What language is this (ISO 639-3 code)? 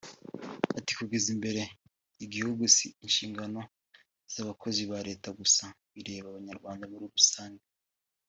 kin